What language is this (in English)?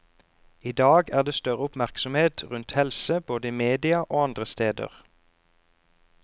Norwegian